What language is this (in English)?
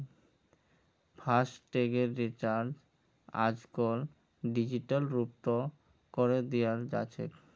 Magahi